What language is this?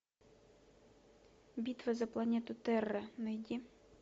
Russian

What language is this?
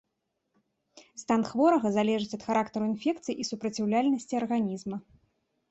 Belarusian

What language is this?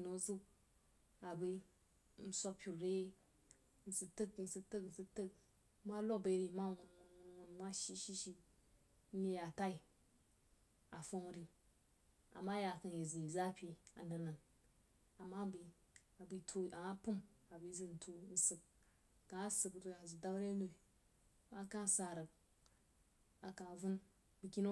Jiba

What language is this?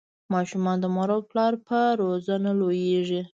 Pashto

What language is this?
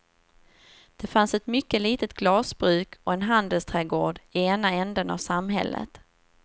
Swedish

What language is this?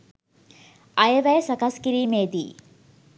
Sinhala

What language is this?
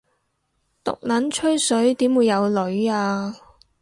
Cantonese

